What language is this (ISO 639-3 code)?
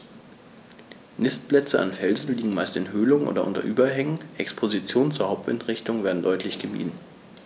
deu